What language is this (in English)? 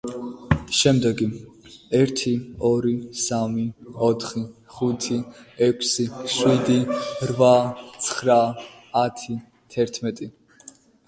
Georgian